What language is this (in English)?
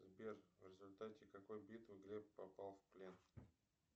Russian